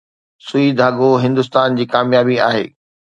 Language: Sindhi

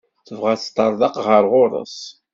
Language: Kabyle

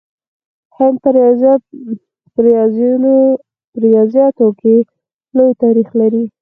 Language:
Pashto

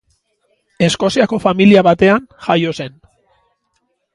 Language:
Basque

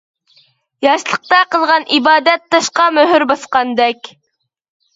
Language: Uyghur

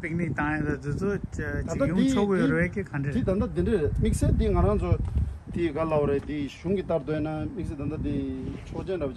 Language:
Turkish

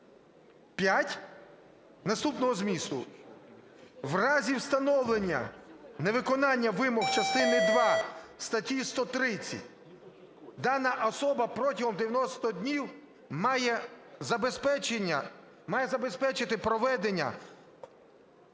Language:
Ukrainian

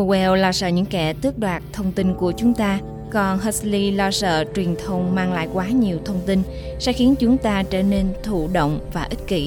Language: Vietnamese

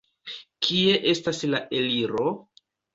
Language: Esperanto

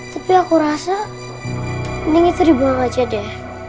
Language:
Indonesian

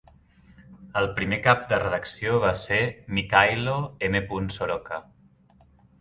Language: Catalan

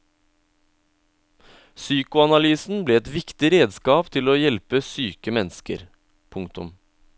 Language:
Norwegian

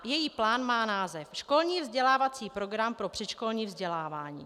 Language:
Czech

